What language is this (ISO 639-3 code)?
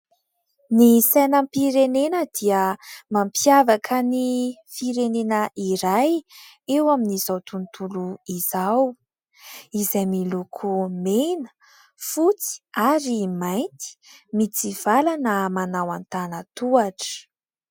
mlg